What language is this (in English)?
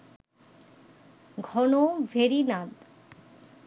Bangla